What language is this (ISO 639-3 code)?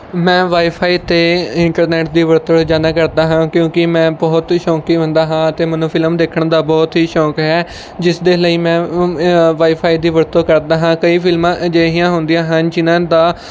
pan